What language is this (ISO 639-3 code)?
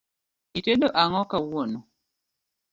luo